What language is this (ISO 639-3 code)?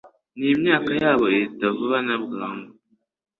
kin